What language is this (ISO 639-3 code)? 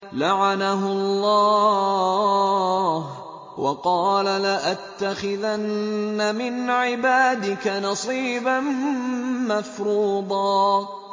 ara